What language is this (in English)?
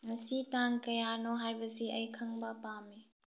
Manipuri